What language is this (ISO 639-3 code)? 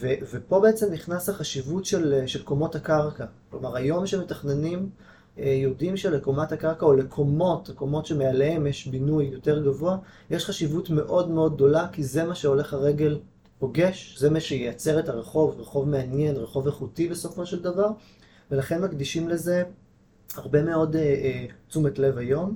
heb